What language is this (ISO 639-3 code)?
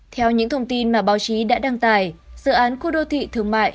vie